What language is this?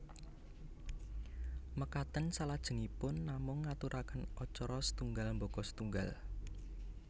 Javanese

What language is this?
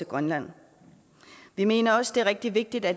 Danish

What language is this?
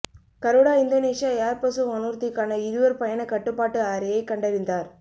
Tamil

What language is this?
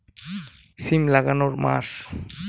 Bangla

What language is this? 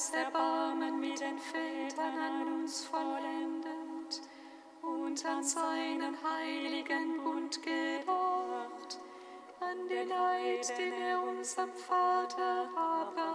German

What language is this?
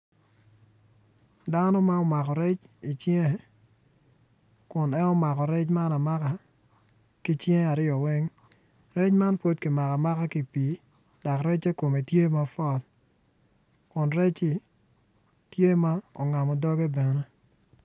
Acoli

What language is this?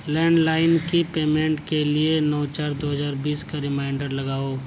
Urdu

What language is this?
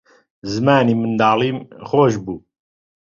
Central Kurdish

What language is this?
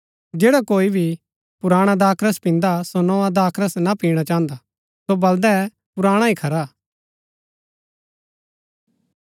Gaddi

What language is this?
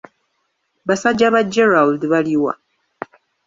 Ganda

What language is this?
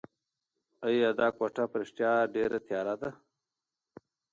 Pashto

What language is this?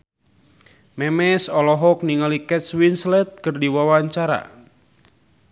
Sundanese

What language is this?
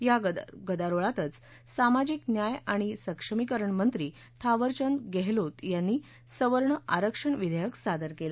Marathi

